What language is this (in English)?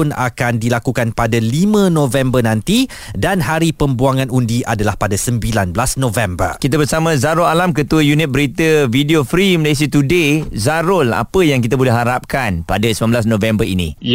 Malay